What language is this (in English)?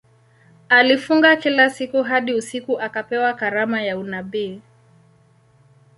Swahili